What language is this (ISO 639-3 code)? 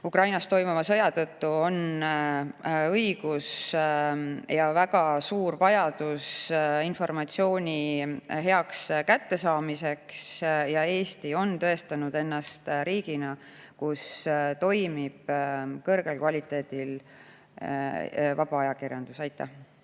est